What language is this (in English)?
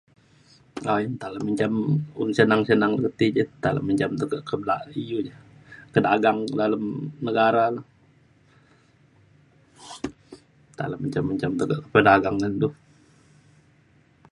Mainstream Kenyah